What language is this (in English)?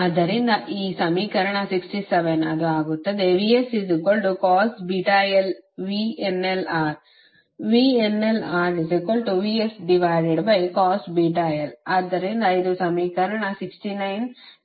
Kannada